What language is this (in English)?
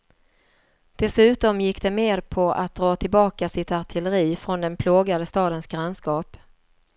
Swedish